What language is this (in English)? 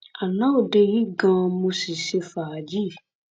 Yoruba